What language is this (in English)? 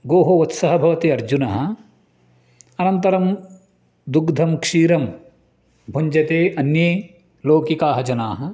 Sanskrit